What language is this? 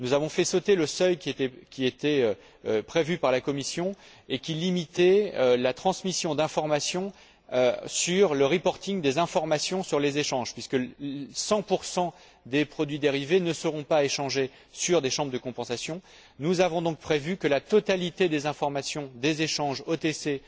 French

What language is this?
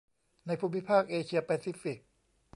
Thai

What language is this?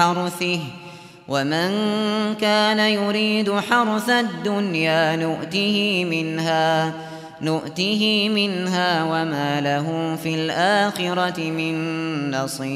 Arabic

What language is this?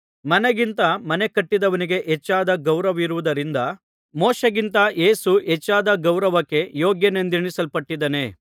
Kannada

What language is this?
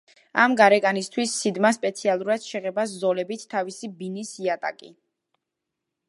Georgian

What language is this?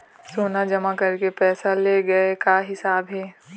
Chhattisgarhi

